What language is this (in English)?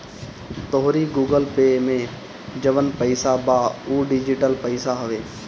Bhojpuri